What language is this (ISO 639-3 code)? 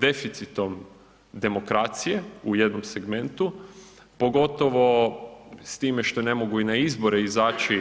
hrv